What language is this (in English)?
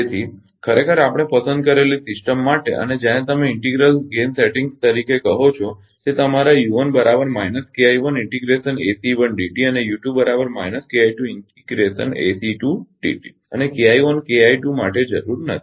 Gujarati